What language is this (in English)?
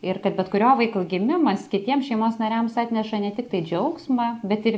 Lithuanian